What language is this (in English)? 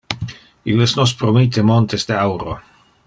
Interlingua